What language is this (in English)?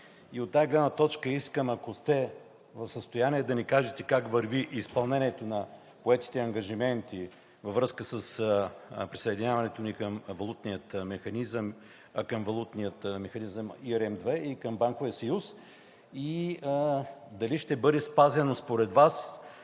Bulgarian